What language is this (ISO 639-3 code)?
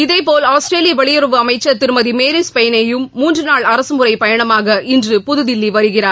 tam